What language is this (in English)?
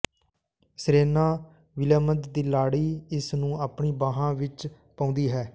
Punjabi